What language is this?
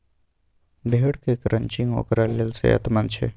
Maithili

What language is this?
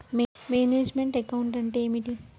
Telugu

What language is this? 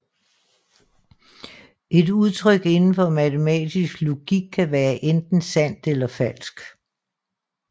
Danish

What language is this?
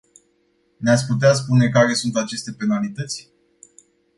Romanian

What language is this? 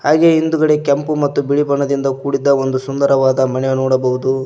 Kannada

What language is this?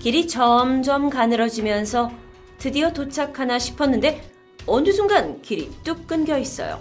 Korean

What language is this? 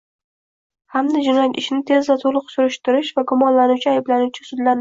Uzbek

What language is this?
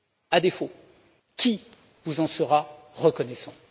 French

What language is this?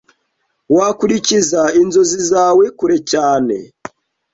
Kinyarwanda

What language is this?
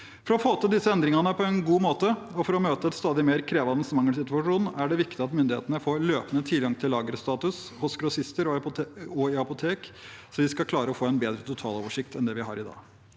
Norwegian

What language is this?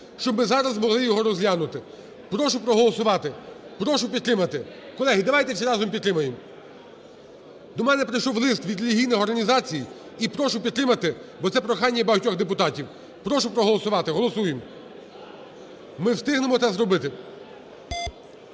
Ukrainian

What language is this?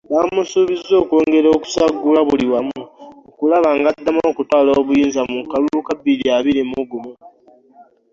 Ganda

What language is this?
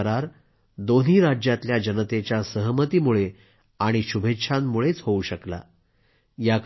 Marathi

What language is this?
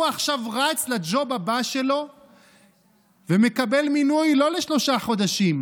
Hebrew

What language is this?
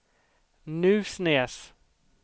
Swedish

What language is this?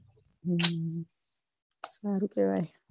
Gujarati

